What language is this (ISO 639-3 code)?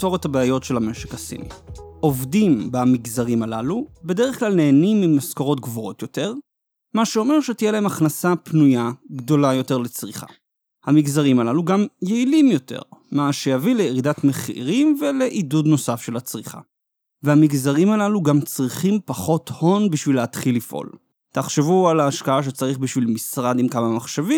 heb